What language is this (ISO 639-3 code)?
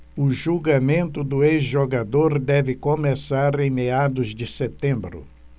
por